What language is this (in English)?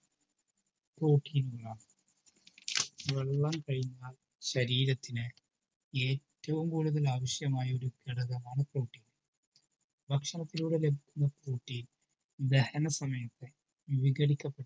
Malayalam